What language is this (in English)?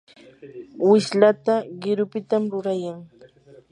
Yanahuanca Pasco Quechua